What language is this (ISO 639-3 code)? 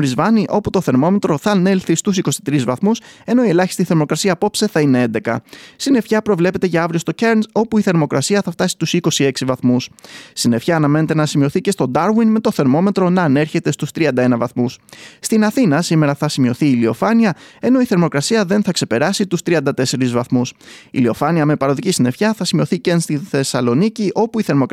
ell